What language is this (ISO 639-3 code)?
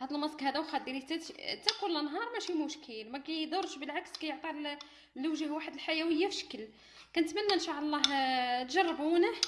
ara